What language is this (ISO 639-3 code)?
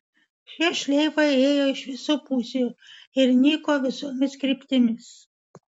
lit